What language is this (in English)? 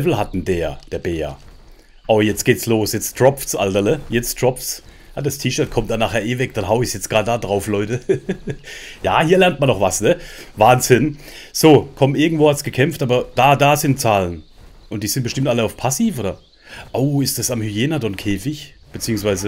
German